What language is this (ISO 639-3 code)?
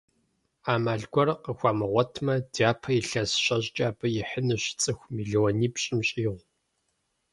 kbd